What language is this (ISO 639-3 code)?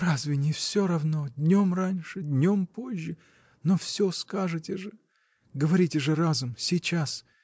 rus